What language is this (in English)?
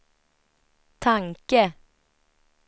Swedish